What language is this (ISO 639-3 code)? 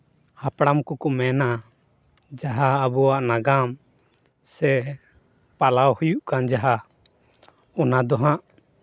sat